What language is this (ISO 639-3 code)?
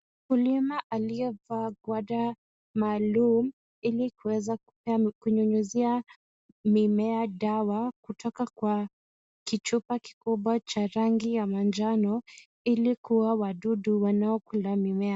swa